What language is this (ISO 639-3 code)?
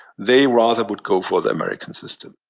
eng